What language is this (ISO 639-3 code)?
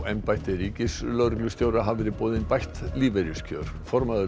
isl